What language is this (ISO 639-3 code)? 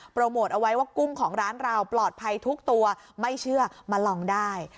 tha